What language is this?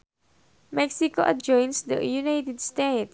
Sundanese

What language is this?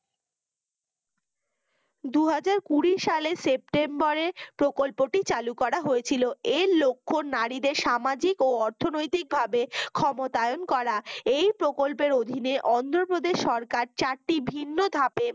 Bangla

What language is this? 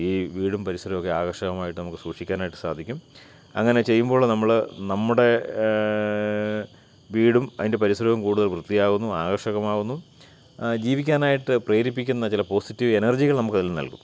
Malayalam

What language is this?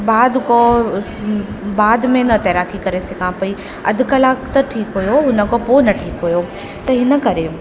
Sindhi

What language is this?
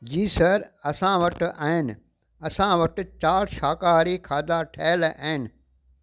Sindhi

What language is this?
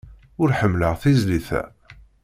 Kabyle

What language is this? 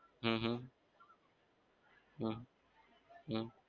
Gujarati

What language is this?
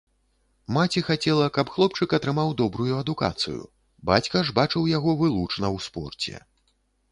Belarusian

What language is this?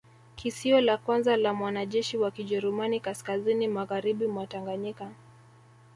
Swahili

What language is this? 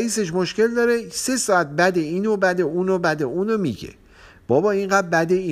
Persian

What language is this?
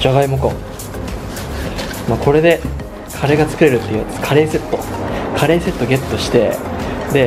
Japanese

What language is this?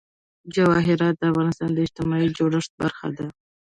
Pashto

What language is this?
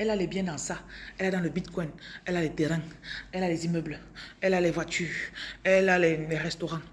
French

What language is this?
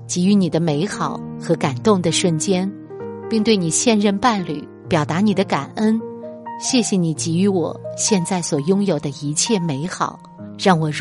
Chinese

